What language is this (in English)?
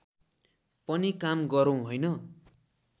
Nepali